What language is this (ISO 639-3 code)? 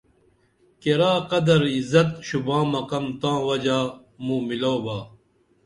dml